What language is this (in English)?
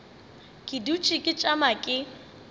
Northern Sotho